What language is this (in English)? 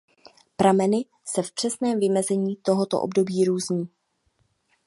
Czech